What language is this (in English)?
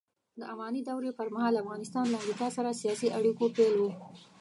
Pashto